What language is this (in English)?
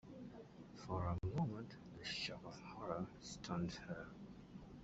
English